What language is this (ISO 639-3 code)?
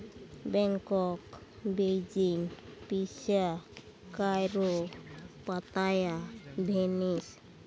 sat